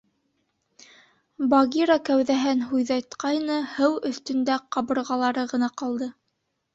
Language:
Bashkir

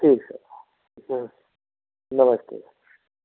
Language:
Hindi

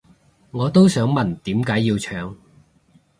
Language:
Cantonese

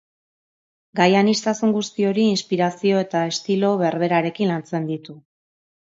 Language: Basque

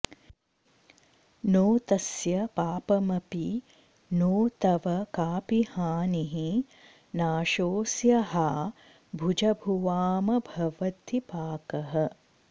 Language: Sanskrit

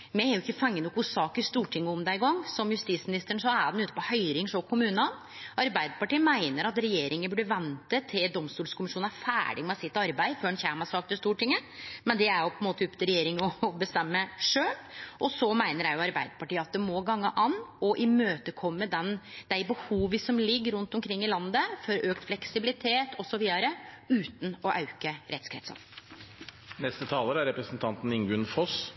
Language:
Norwegian Nynorsk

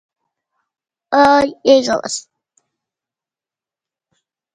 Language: Portuguese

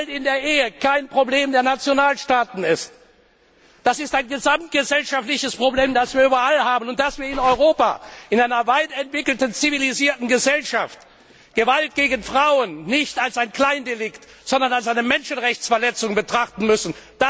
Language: German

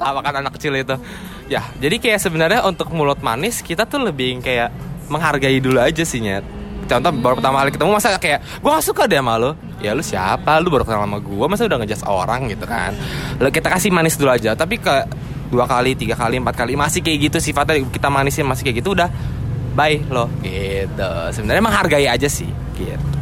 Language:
Indonesian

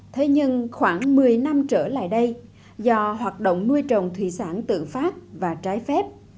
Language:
Vietnamese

